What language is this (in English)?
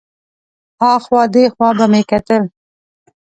Pashto